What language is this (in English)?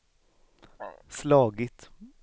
Swedish